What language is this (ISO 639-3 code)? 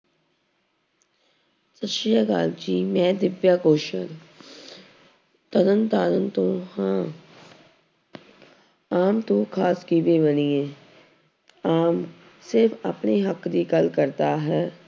pan